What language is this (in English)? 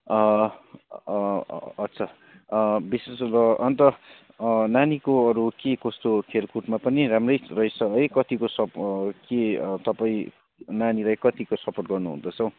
Nepali